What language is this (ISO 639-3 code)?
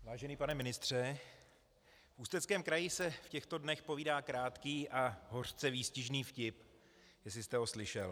ces